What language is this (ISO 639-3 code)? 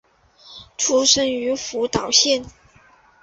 zho